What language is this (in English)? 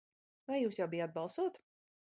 Latvian